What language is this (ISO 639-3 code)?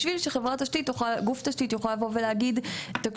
heb